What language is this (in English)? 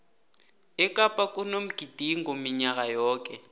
South Ndebele